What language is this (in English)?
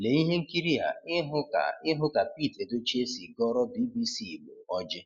Igbo